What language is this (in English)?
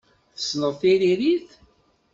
Kabyle